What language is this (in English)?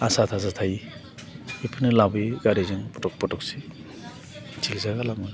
Bodo